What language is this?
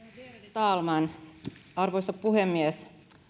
Finnish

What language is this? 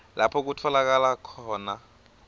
Swati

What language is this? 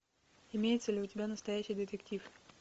Russian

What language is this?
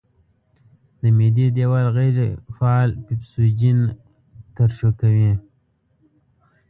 Pashto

